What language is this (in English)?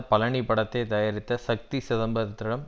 Tamil